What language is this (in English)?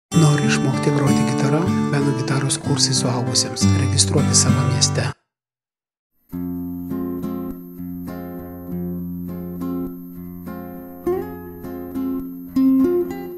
Romanian